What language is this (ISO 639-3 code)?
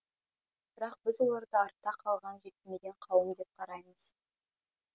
kaz